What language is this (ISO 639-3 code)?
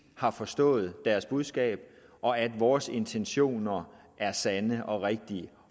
dan